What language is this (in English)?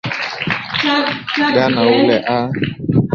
Swahili